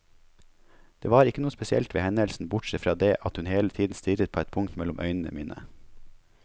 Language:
Norwegian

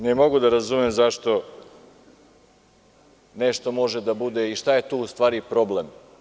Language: Serbian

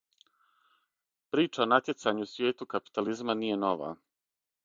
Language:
Serbian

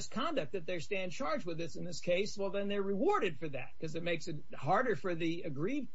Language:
English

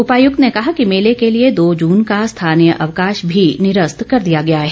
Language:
Hindi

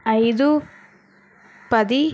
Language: Telugu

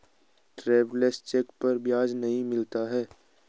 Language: Hindi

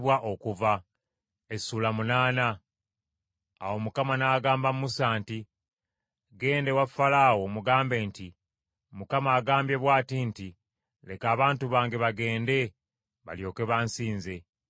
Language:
Ganda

